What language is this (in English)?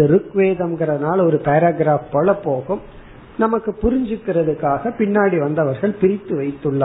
Tamil